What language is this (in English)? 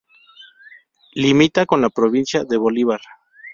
Spanish